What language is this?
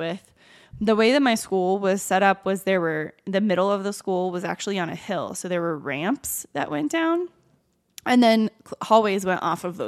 English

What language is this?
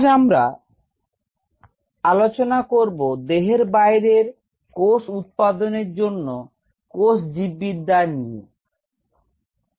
Bangla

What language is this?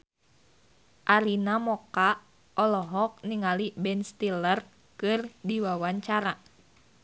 Sundanese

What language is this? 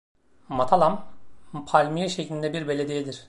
Turkish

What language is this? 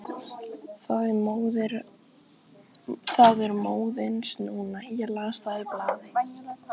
Icelandic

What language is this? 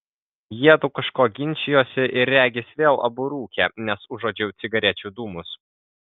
Lithuanian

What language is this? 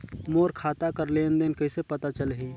Chhattisgarhi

